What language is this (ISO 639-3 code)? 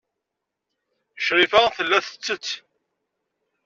kab